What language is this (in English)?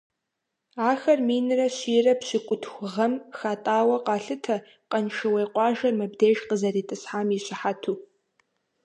Kabardian